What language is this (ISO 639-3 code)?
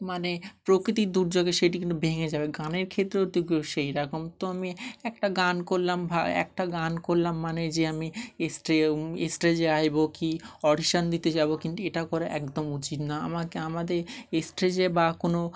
ben